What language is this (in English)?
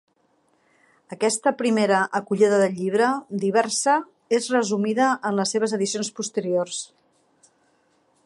Catalan